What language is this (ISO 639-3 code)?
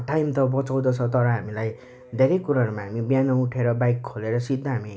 nep